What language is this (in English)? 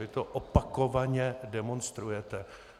Czech